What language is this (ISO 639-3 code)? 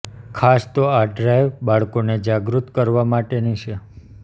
guj